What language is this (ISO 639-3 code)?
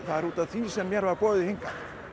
isl